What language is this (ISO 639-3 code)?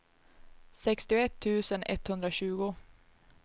swe